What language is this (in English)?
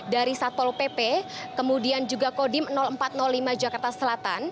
Indonesian